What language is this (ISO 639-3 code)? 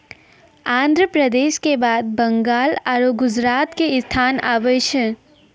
mai